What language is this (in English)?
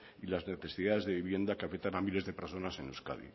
Spanish